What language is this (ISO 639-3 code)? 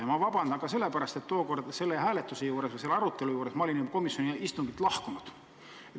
est